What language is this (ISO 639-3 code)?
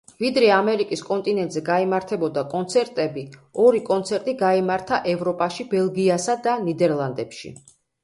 kat